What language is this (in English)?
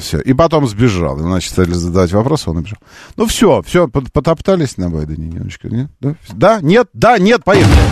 Russian